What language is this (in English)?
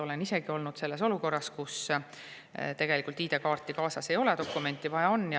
Estonian